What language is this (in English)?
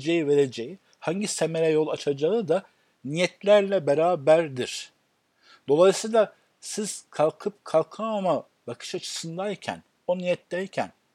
Turkish